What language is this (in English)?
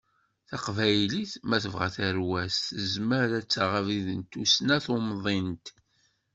Kabyle